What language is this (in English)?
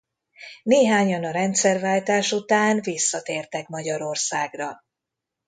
Hungarian